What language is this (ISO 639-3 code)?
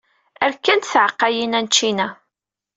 kab